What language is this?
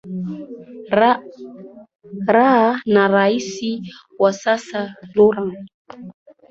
Swahili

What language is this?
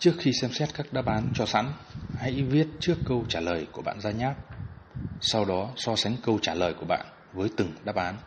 Vietnamese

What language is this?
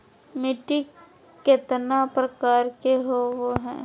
Magahi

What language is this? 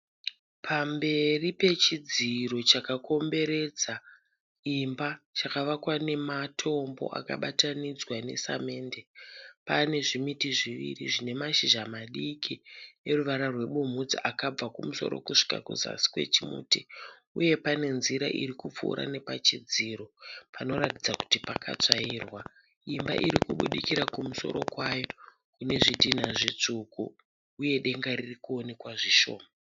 Shona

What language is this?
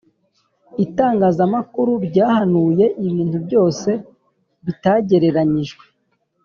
Kinyarwanda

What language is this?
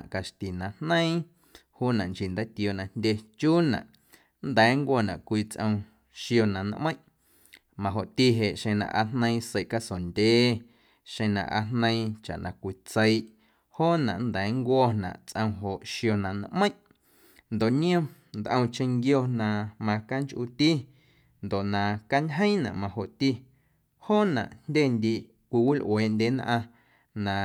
Guerrero Amuzgo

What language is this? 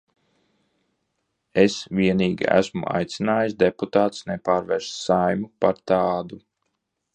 Latvian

